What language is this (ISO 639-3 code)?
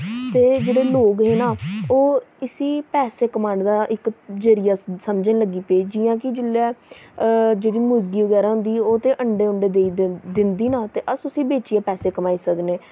doi